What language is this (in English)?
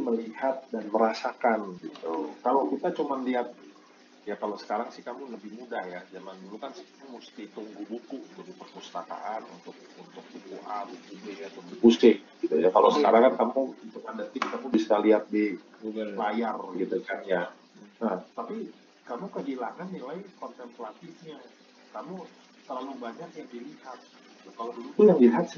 Indonesian